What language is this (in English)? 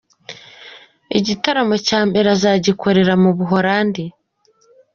Kinyarwanda